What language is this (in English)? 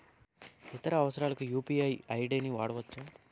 Telugu